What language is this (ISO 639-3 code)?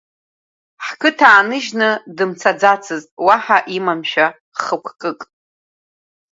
abk